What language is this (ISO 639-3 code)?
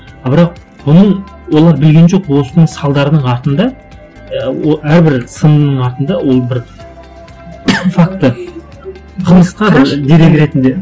kaz